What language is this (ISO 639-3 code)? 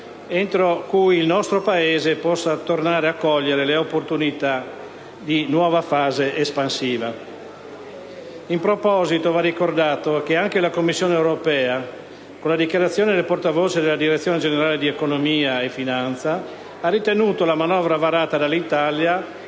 ita